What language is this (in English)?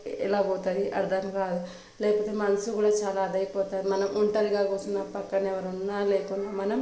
Telugu